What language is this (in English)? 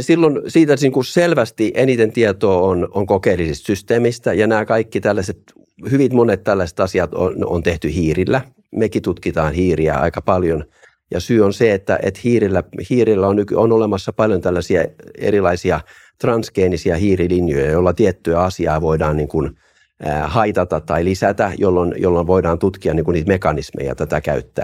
Finnish